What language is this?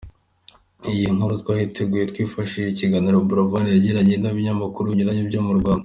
Kinyarwanda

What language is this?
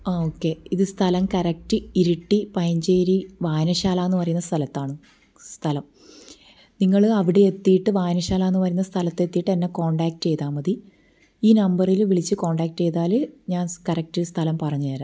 Malayalam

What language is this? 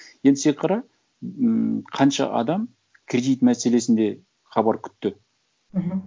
Kazakh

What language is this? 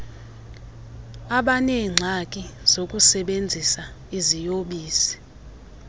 Xhosa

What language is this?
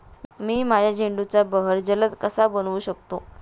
Marathi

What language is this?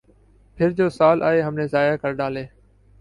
Urdu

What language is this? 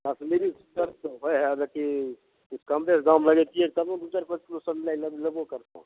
Maithili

